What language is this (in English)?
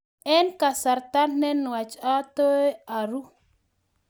Kalenjin